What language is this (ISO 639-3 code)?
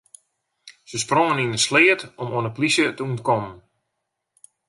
fry